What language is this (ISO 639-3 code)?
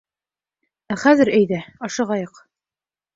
bak